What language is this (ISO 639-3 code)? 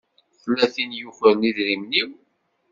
kab